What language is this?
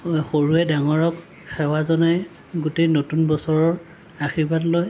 Assamese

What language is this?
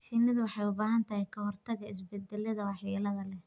Somali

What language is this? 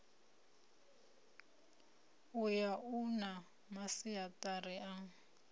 Venda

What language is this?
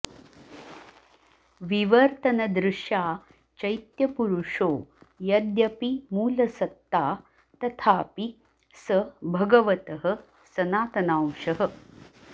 Sanskrit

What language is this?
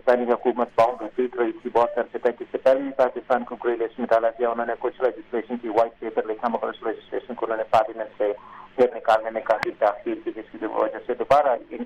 Urdu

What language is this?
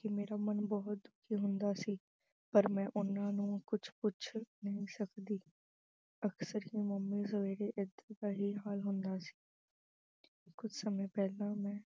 Punjabi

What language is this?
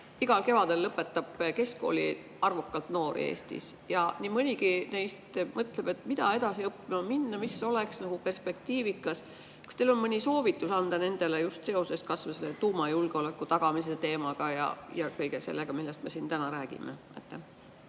Estonian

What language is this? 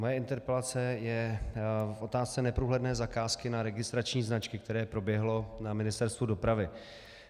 Czech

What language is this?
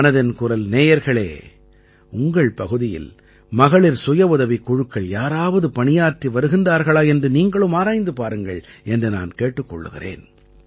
Tamil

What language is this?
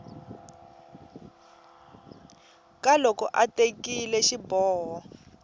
Tsonga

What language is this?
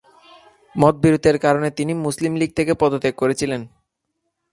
Bangla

